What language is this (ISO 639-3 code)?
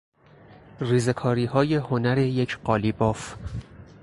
fas